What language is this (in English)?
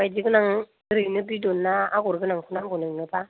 Bodo